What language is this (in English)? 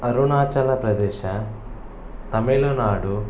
Kannada